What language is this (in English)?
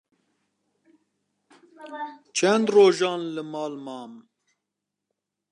Kurdish